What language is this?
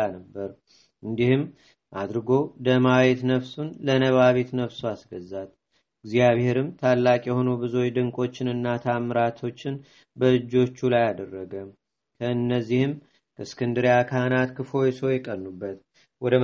Amharic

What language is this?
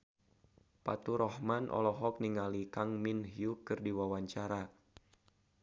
Sundanese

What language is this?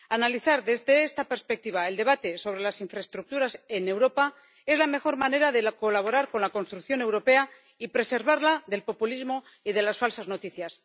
Spanish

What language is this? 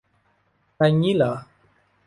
Thai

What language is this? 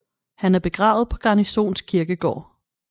Danish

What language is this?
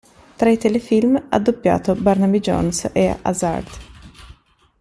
Italian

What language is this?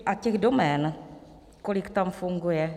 Czech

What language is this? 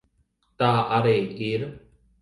Latvian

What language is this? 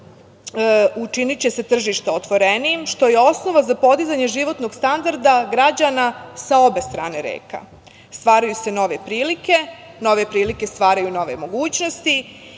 Serbian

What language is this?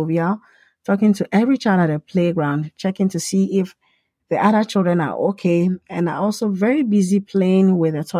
English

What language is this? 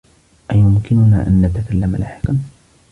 Arabic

